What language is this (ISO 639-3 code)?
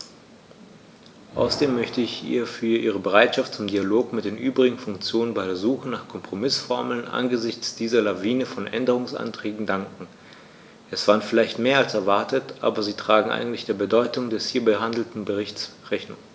deu